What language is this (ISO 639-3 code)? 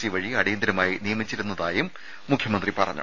mal